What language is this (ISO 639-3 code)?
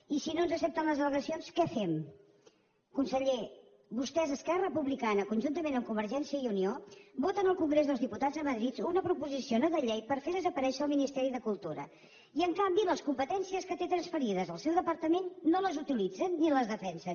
cat